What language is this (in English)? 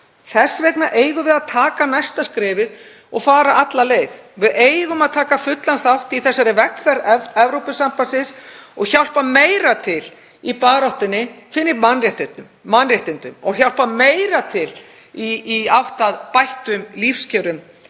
Icelandic